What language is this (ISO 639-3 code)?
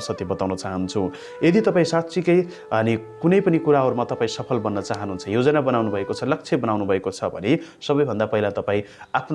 nep